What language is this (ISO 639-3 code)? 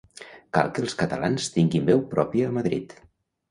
cat